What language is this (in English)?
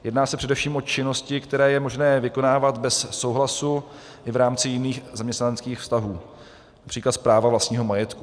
Czech